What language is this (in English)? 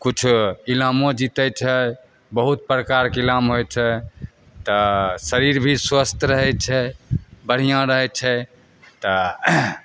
Maithili